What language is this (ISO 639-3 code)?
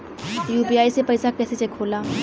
bho